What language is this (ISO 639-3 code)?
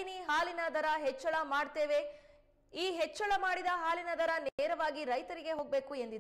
kan